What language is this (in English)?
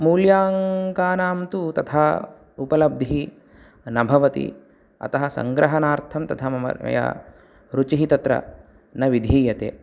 Sanskrit